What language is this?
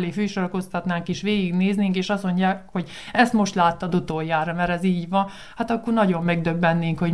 Hungarian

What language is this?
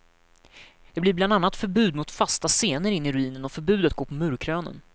Swedish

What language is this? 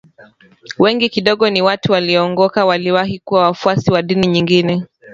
Swahili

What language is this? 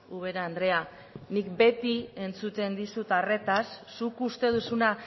Basque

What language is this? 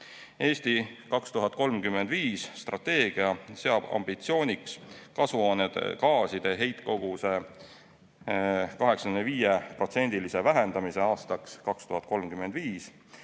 Estonian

